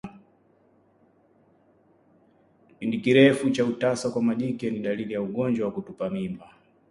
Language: Swahili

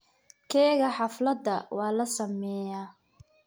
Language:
Somali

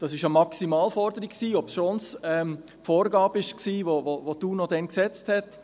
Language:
Swiss German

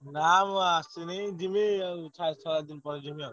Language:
Odia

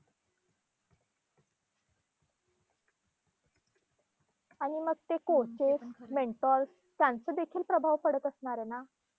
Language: Marathi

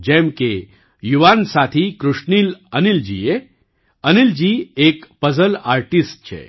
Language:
Gujarati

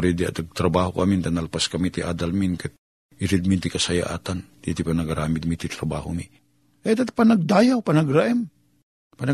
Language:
Filipino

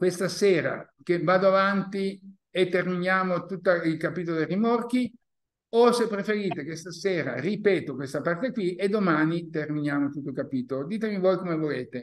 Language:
Italian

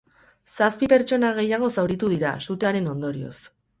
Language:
Basque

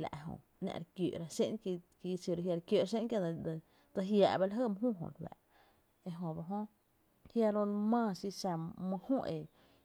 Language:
Tepinapa Chinantec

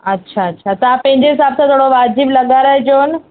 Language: Sindhi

